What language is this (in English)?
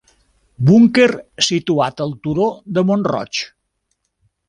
Catalan